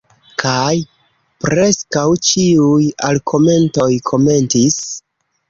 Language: Esperanto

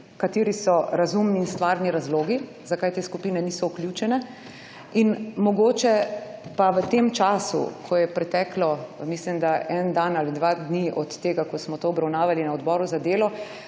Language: Slovenian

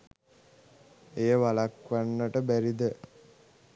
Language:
Sinhala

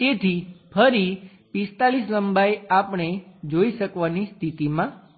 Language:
Gujarati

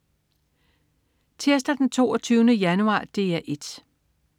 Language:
Danish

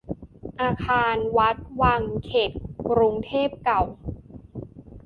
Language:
Thai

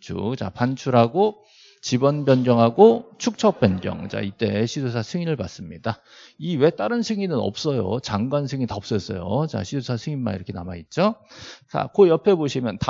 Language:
Korean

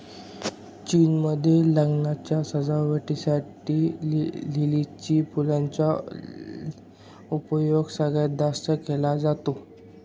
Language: Marathi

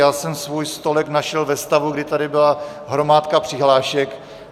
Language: Czech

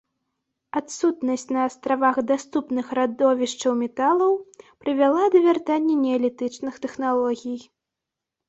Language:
Belarusian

